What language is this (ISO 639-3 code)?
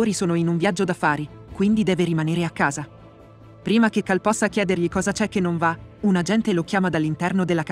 ita